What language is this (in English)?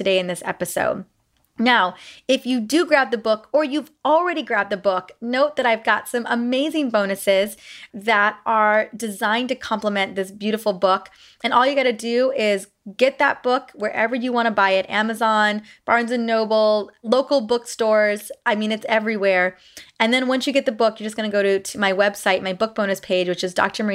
English